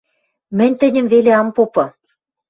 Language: Western Mari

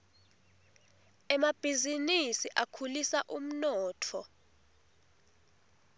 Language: Swati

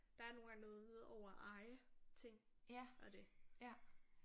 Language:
Danish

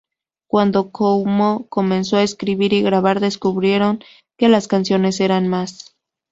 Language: Spanish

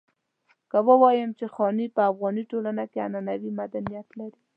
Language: Pashto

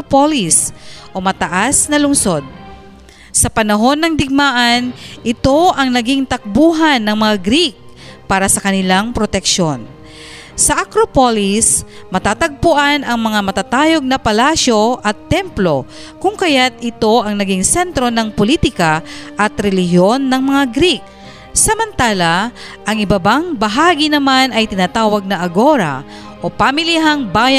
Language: Filipino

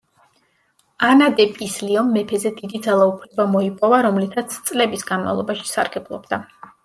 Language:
Georgian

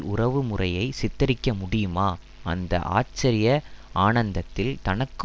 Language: Tamil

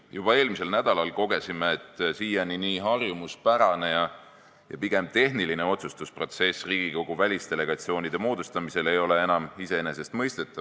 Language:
Estonian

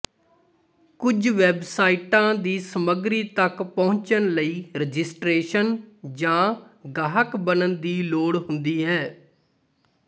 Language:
Punjabi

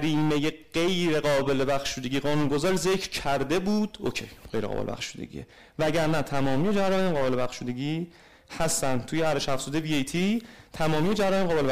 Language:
Persian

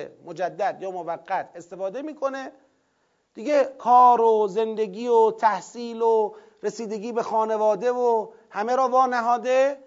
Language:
Persian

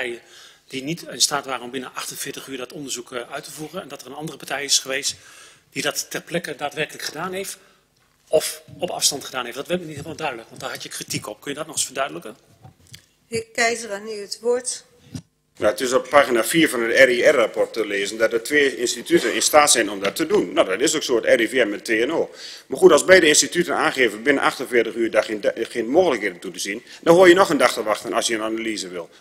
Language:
Dutch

